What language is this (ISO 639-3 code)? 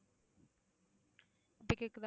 tam